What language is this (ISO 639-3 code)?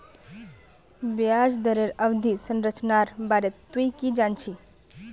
mag